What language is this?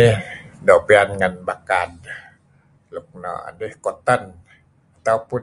Kelabit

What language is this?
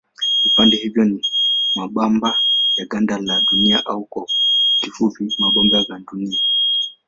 Swahili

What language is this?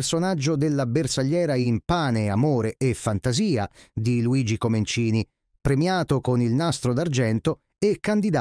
Italian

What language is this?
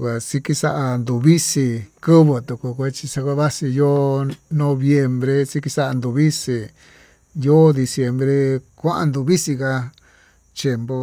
Tututepec Mixtec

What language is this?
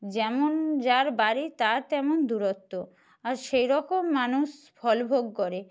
Bangla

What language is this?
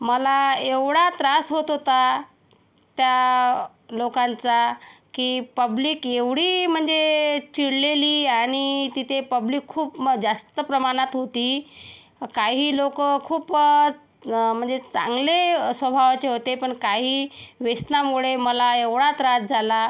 Marathi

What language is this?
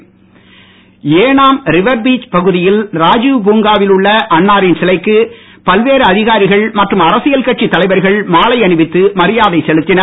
Tamil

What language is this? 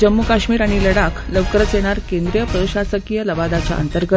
Marathi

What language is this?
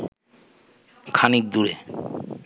Bangla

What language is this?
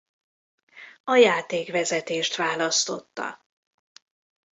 Hungarian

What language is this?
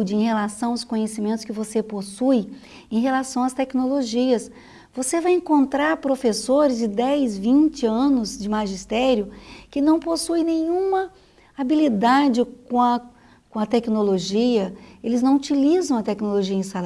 Portuguese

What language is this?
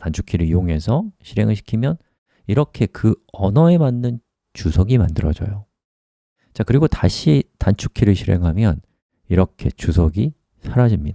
Korean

